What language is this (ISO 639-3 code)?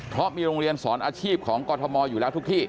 tha